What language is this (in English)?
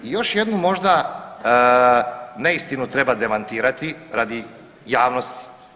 Croatian